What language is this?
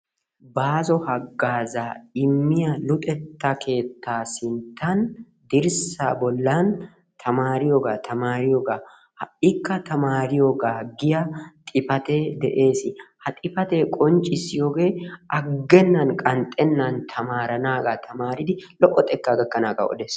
Wolaytta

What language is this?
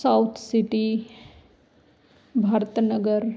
Punjabi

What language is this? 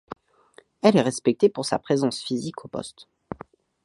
French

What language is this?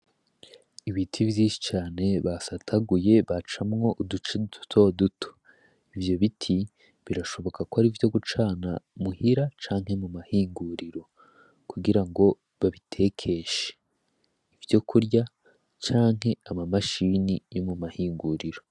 Rundi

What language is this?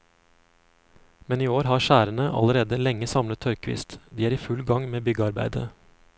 Norwegian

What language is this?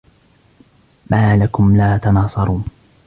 Arabic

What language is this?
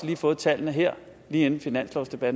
Danish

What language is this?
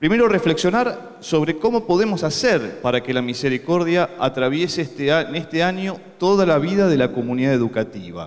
Spanish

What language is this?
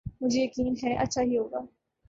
Urdu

